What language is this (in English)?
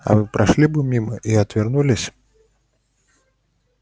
Russian